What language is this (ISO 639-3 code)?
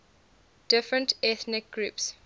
eng